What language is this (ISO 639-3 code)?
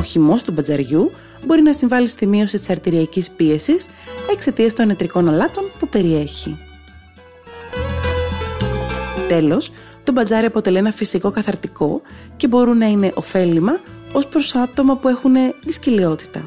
ell